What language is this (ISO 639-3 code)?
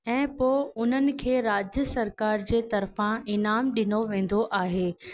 snd